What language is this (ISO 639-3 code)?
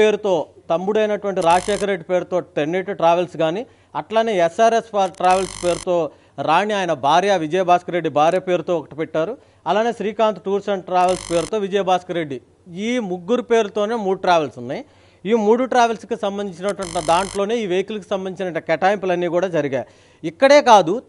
tel